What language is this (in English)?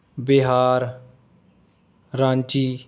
Punjabi